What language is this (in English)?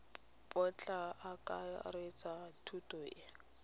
Tswana